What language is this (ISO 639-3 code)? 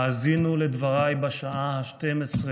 heb